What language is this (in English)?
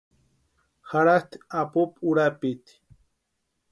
Western Highland Purepecha